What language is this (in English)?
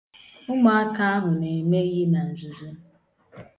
Igbo